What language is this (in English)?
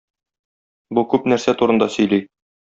Tatar